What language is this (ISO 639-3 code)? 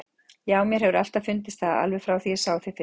isl